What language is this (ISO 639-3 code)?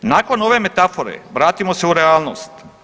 hrv